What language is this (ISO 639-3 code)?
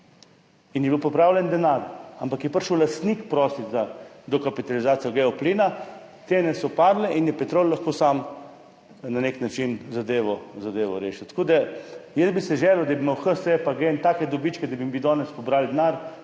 slv